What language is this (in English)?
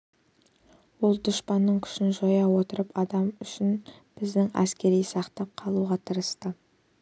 Kazakh